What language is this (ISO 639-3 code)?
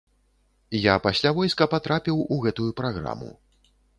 bel